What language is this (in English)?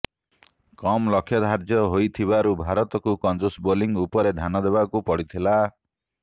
Odia